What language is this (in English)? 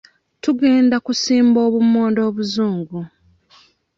Ganda